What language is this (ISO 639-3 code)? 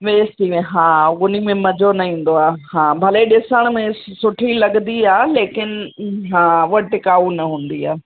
snd